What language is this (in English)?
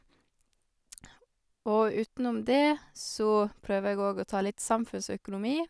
Norwegian